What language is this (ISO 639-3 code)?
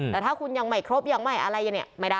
tha